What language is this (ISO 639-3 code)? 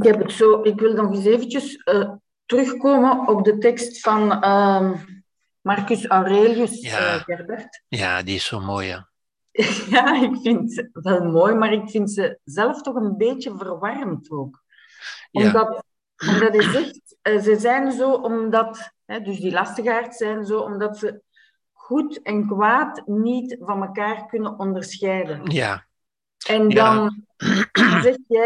nld